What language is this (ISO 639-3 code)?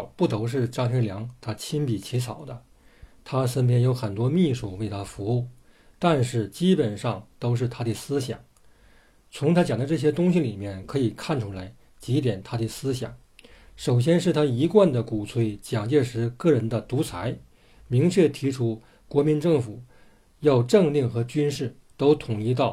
zho